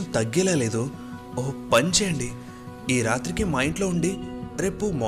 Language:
Telugu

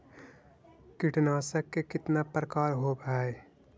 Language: Magahi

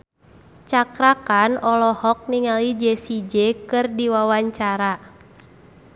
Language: Sundanese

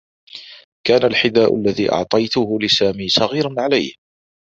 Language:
Arabic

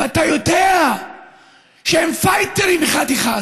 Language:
Hebrew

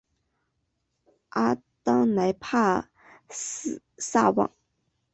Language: Chinese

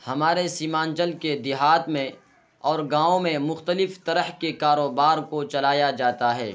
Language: Urdu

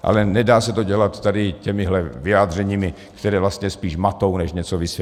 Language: Czech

